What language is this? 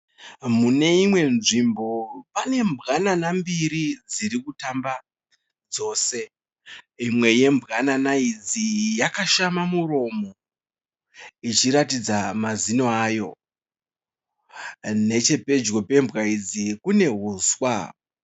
Shona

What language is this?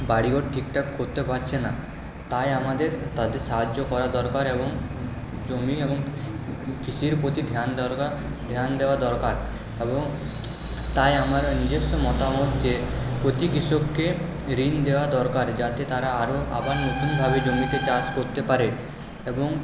Bangla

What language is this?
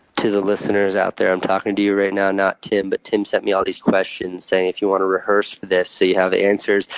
English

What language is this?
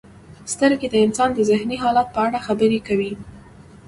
Pashto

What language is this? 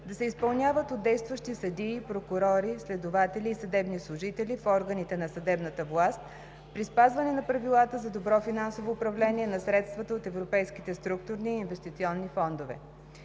Bulgarian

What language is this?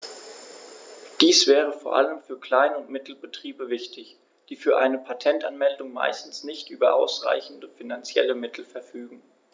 German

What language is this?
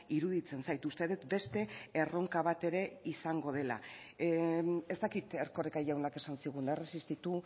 Basque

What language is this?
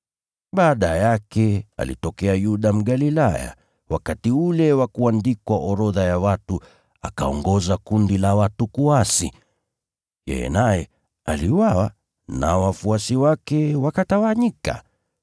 Swahili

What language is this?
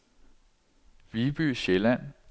Danish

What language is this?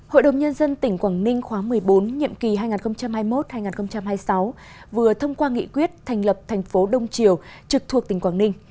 Vietnamese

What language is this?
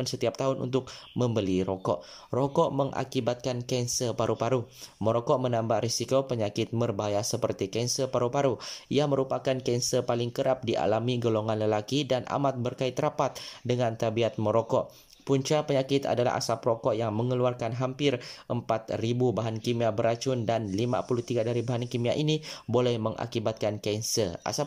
Malay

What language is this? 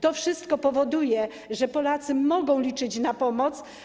Polish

